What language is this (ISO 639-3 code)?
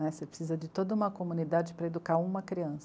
por